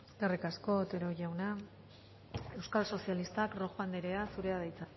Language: Basque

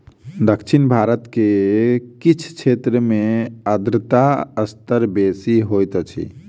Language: Maithili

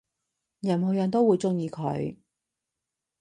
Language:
Cantonese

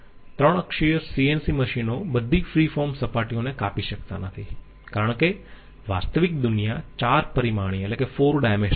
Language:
Gujarati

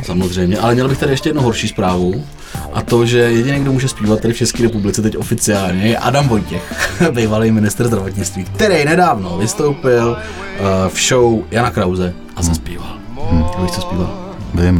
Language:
Czech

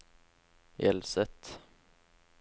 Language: Norwegian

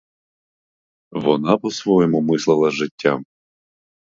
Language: Ukrainian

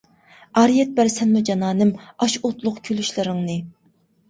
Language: Uyghur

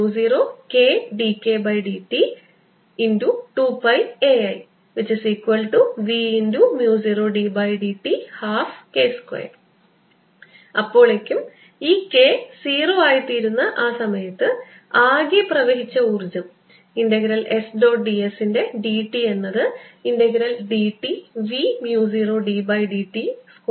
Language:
Malayalam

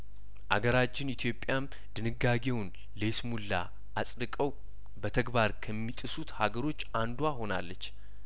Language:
Amharic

